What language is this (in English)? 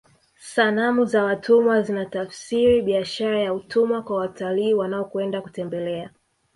Swahili